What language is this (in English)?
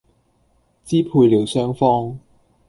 Cantonese